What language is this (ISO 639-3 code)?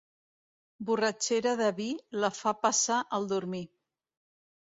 cat